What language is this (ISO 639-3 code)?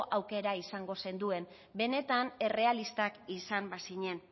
eus